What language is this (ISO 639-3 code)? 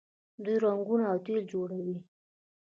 pus